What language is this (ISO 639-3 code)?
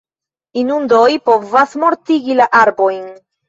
epo